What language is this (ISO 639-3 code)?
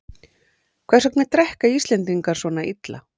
isl